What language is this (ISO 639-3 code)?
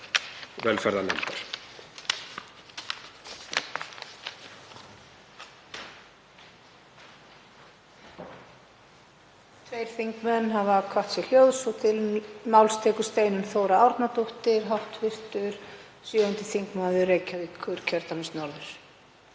isl